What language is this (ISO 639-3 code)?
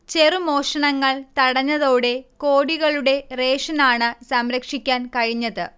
mal